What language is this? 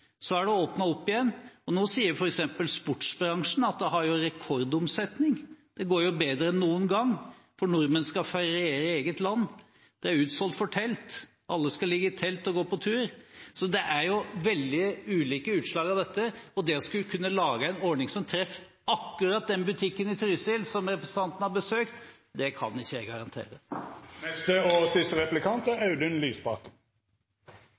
Norwegian Bokmål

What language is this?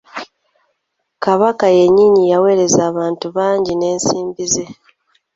Ganda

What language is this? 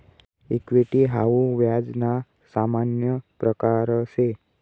Marathi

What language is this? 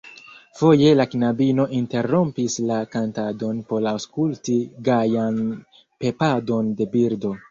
Esperanto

